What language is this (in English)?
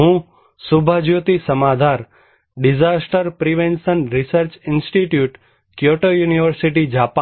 Gujarati